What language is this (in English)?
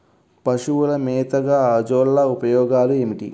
Telugu